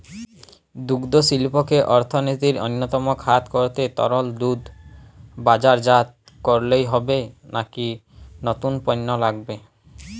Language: Bangla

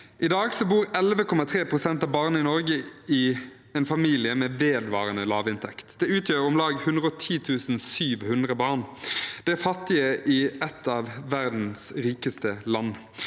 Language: Norwegian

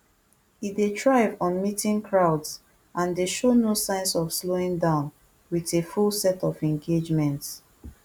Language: Nigerian Pidgin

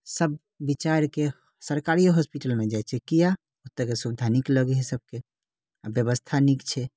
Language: Maithili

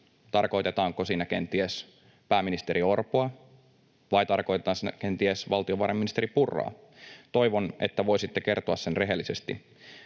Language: Finnish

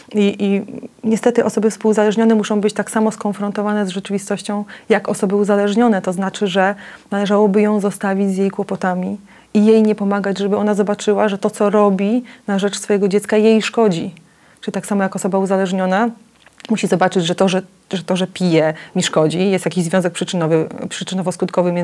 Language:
Polish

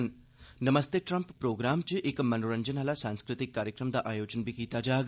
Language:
Dogri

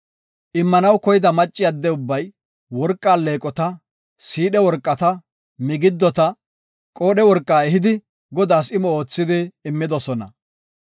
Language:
Gofa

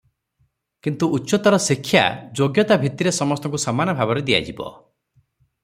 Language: Odia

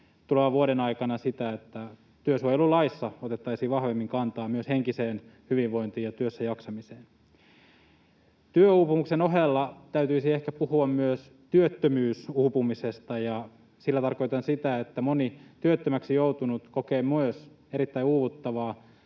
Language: Finnish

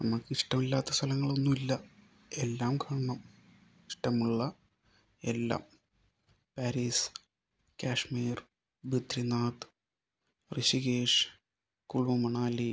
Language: Malayalam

